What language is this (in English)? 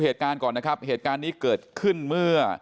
Thai